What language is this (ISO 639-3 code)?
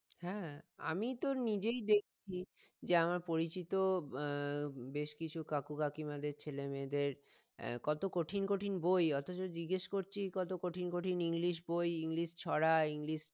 ben